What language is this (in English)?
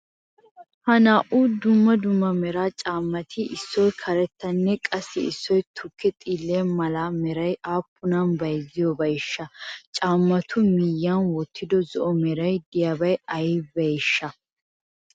Wolaytta